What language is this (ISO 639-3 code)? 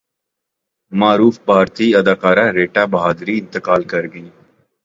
urd